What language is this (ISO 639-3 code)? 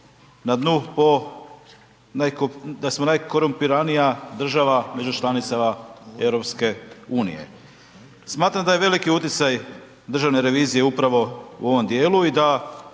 hrv